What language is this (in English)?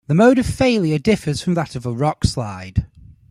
English